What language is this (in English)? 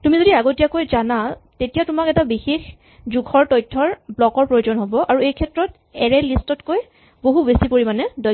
Assamese